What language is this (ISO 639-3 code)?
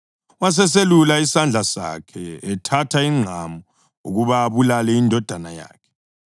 nde